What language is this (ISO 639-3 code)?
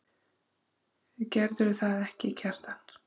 isl